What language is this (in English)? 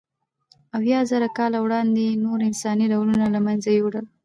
Pashto